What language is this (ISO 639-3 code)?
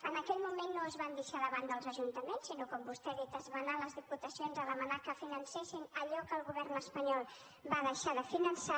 cat